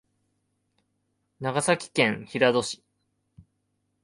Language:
Japanese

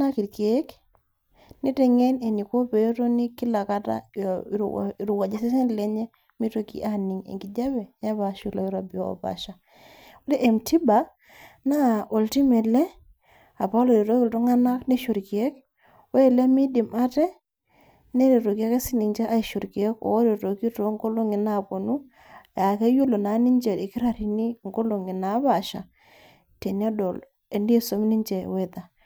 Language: Masai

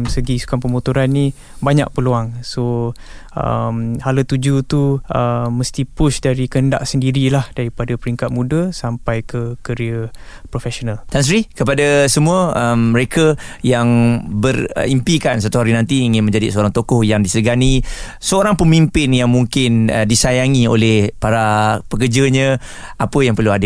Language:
Malay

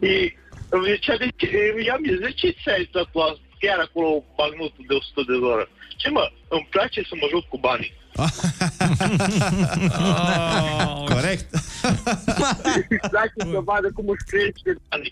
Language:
Romanian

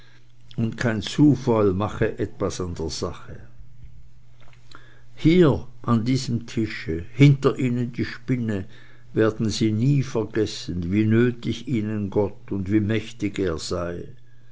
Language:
German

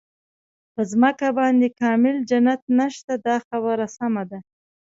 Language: Pashto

